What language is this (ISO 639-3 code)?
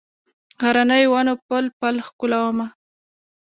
pus